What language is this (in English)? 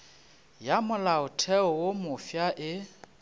Northern Sotho